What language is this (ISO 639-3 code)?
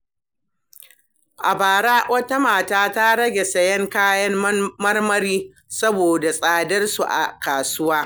hau